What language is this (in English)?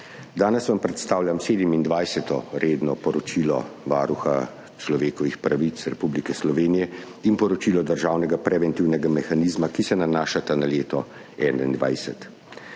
Slovenian